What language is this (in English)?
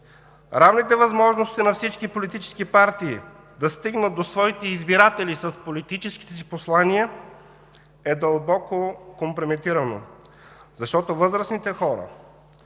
Bulgarian